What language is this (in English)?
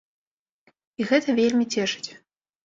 Belarusian